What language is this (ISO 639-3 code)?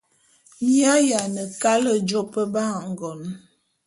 bum